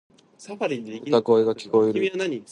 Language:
Japanese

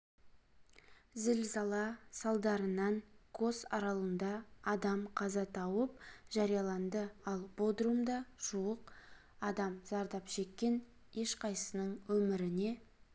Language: Kazakh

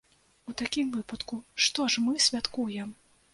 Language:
Belarusian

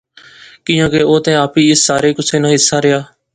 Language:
Pahari-Potwari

